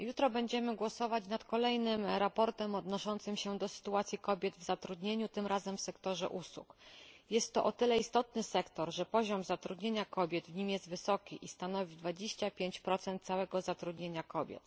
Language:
Polish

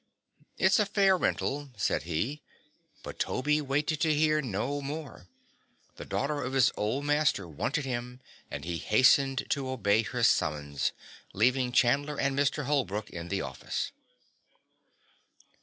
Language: English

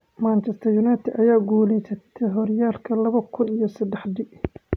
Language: Somali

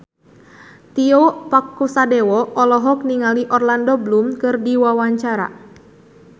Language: Sundanese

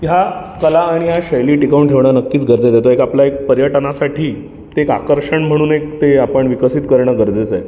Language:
Marathi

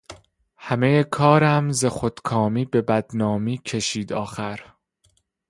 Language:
Persian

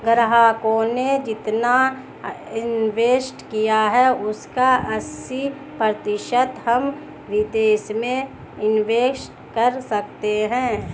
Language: Hindi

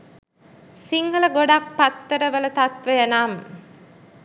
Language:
Sinhala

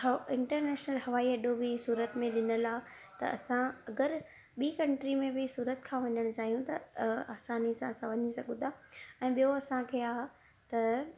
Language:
Sindhi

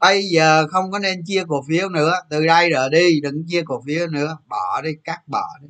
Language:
Vietnamese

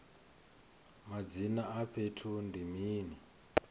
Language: Venda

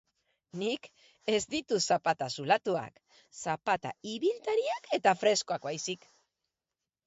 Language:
Basque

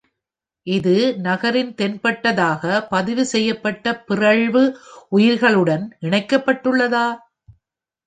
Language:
Tamil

